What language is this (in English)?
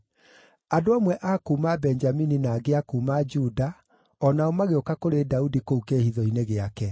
Kikuyu